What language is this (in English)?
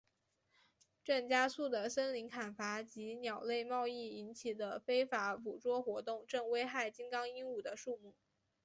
Chinese